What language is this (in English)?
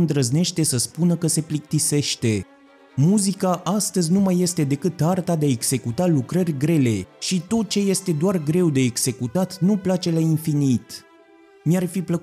Romanian